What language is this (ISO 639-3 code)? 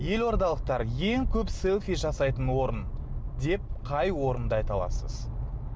kaz